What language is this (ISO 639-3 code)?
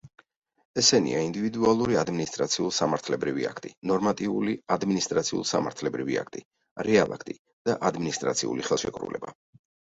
kat